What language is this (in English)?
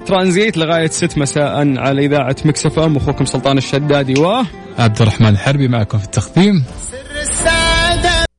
Arabic